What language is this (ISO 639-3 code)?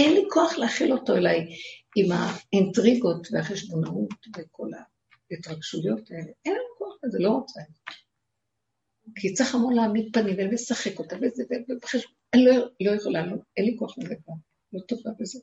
heb